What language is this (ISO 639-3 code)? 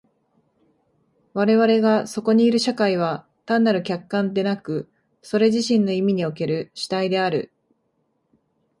jpn